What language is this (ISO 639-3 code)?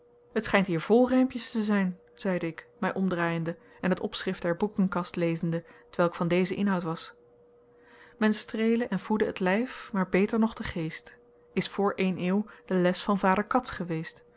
nld